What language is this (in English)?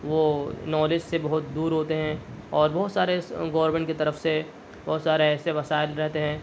Urdu